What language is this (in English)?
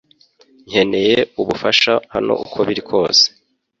Kinyarwanda